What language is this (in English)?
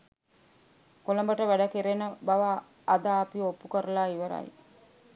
Sinhala